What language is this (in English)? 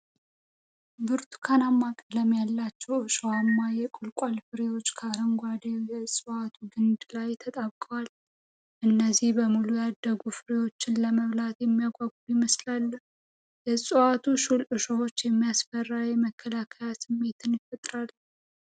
Amharic